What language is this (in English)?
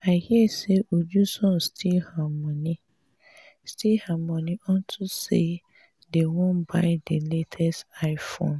Nigerian Pidgin